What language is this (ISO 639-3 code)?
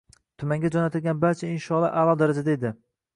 uzb